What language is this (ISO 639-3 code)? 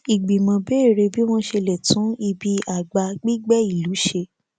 yor